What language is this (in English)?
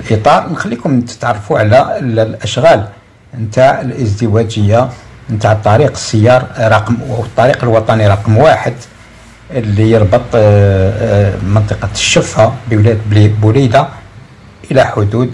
Arabic